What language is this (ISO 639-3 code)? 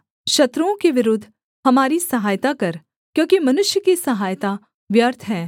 hin